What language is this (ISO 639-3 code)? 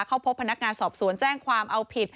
tha